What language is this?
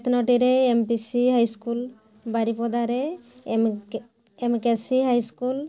Odia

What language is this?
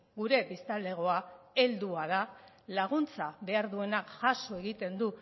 Basque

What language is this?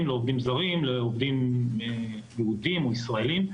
Hebrew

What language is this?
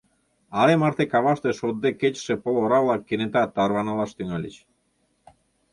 Mari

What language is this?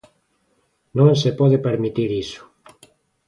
Galician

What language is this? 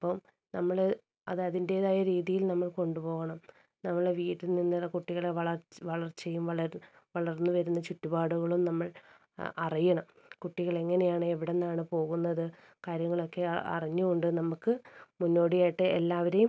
Malayalam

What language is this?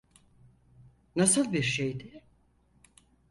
Turkish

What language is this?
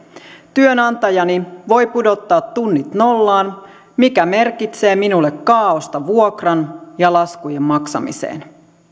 Finnish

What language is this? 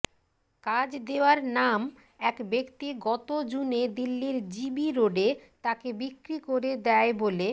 Bangla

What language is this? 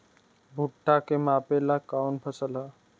Bhojpuri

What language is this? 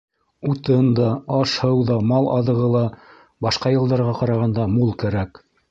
Bashkir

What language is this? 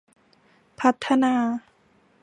Thai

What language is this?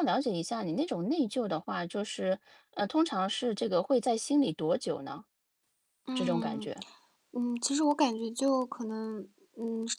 Chinese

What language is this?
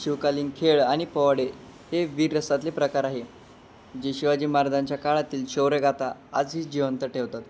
Marathi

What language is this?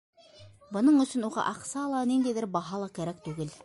Bashkir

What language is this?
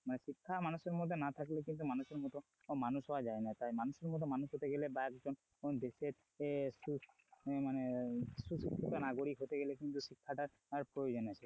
Bangla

